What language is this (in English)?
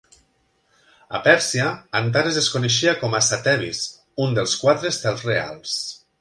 Catalan